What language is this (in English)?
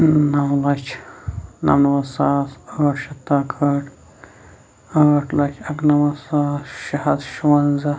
Kashmiri